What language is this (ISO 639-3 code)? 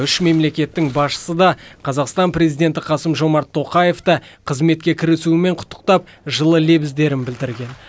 kaz